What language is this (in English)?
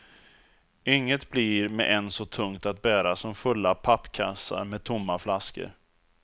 Swedish